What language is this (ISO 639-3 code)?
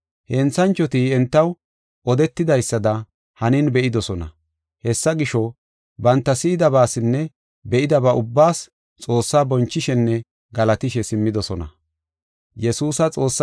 gof